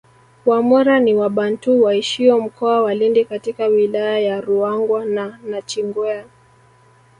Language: Swahili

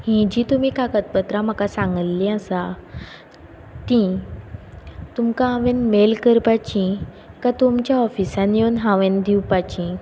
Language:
Konkani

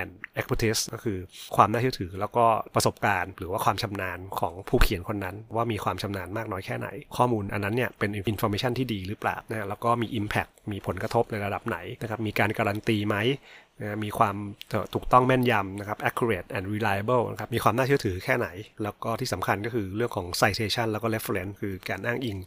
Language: Thai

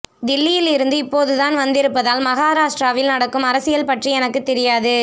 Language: Tamil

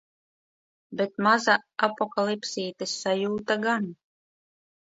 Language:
Latvian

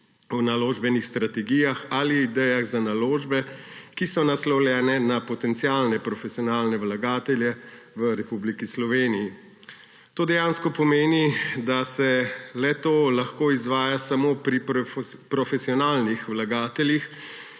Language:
Slovenian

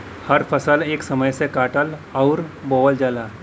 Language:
Bhojpuri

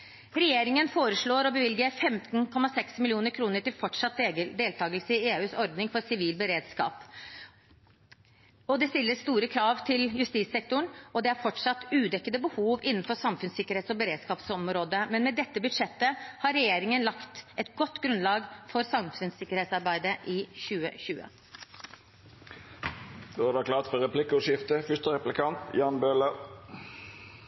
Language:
Norwegian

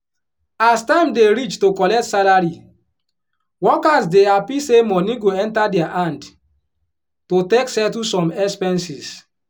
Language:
Nigerian Pidgin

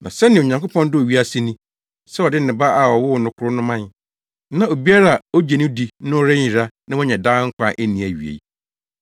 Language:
Akan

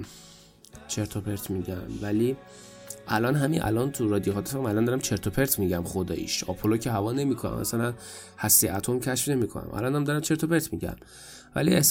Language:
Persian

